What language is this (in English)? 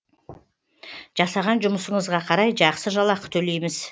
Kazakh